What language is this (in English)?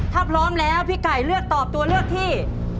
Thai